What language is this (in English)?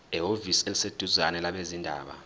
Zulu